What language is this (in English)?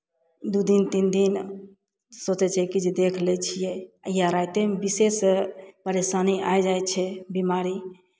Maithili